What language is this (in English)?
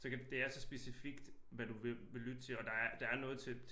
Danish